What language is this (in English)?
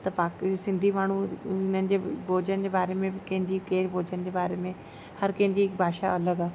Sindhi